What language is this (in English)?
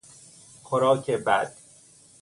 Persian